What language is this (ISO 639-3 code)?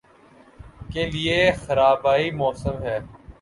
urd